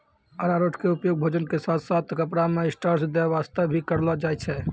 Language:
Maithili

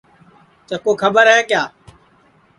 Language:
Sansi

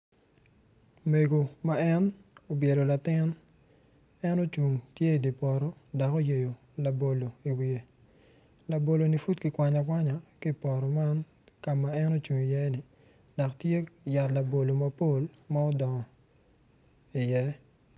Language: Acoli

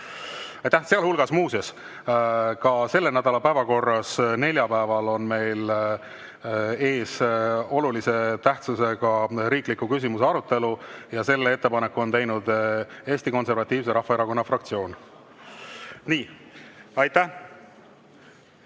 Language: Estonian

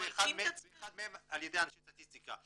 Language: Hebrew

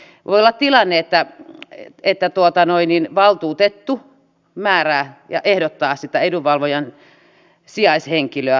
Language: Finnish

